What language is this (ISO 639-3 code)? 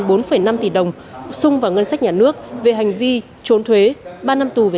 vie